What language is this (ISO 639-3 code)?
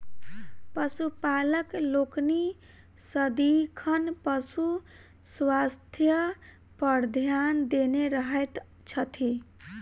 mai